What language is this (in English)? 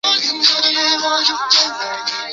Chinese